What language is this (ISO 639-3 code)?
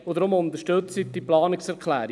gsw